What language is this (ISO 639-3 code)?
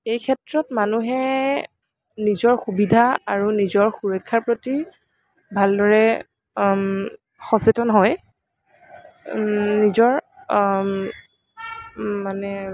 asm